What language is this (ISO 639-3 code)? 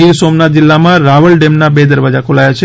guj